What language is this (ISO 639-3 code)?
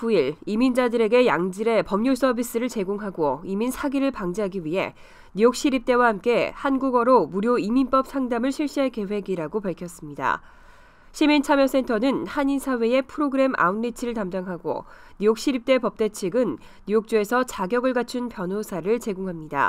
kor